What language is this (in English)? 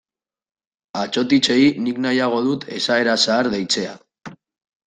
Basque